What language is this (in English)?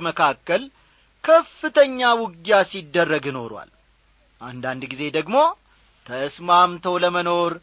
Amharic